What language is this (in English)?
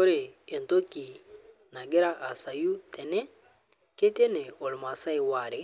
Masai